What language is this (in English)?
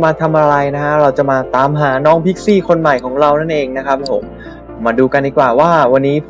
Thai